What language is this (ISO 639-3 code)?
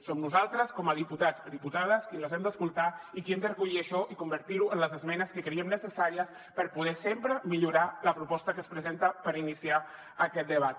cat